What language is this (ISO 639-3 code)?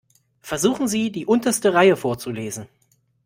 deu